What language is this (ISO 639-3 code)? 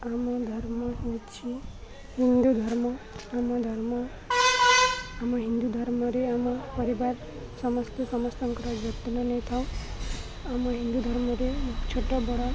ori